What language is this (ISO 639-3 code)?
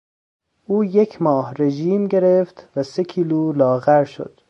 fas